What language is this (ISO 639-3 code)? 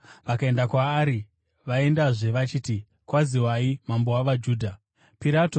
sna